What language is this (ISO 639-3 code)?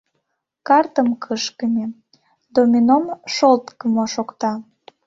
chm